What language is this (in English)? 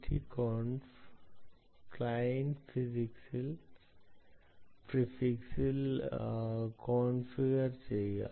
Malayalam